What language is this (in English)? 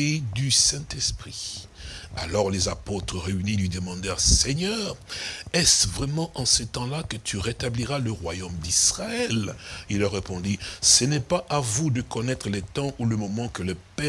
French